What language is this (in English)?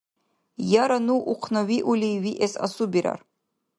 Dargwa